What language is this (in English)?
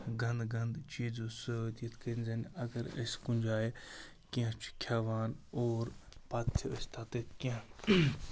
Kashmiri